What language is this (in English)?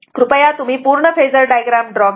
Marathi